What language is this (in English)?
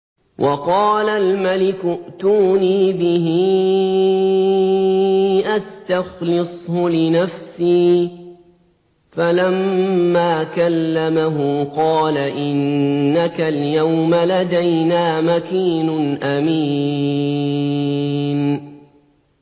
Arabic